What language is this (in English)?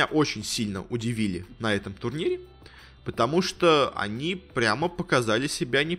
Russian